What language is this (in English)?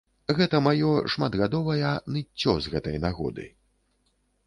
Belarusian